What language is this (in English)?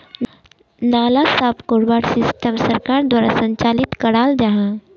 Magahi